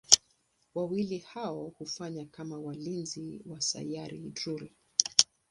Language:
Swahili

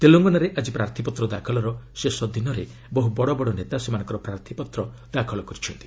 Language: Odia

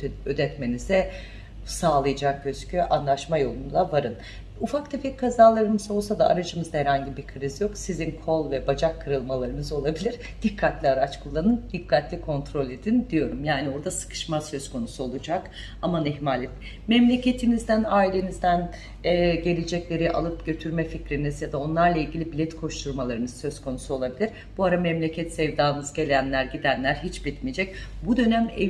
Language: Turkish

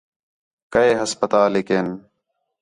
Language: Khetrani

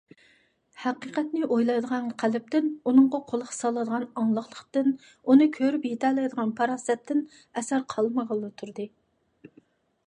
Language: Uyghur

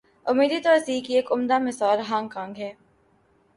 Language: Urdu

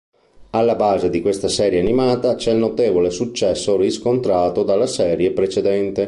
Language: Italian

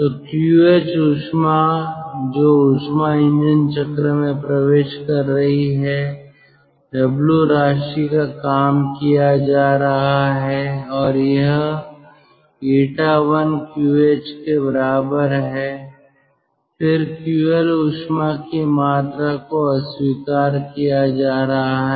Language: Hindi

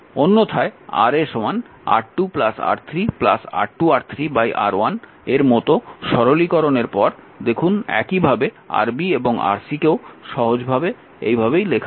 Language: Bangla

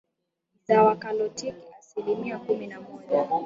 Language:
Swahili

